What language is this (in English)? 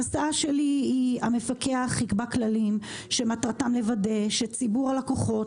Hebrew